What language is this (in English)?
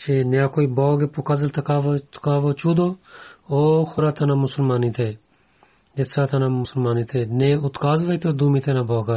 Bulgarian